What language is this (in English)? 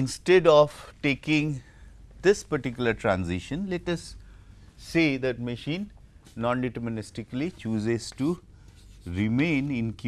English